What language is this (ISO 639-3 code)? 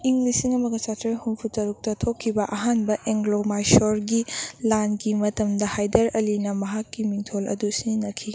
mni